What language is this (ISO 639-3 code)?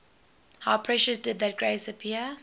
eng